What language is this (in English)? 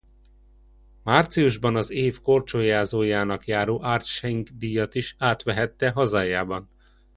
Hungarian